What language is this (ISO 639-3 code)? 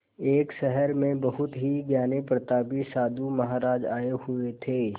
hin